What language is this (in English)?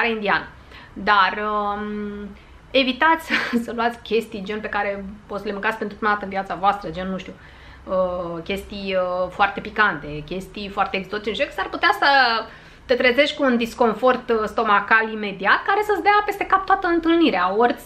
Romanian